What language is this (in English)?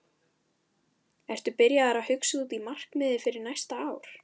Icelandic